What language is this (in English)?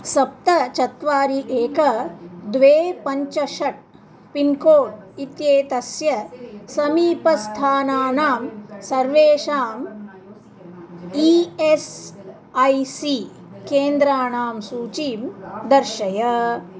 Sanskrit